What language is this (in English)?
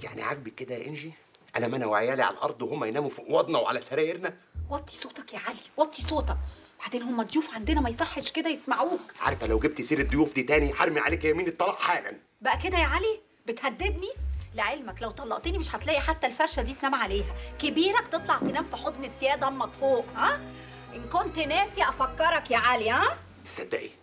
Arabic